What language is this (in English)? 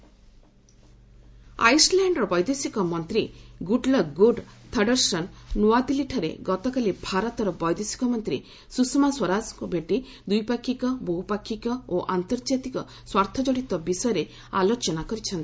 Odia